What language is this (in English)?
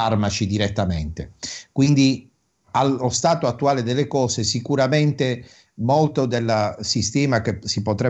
Italian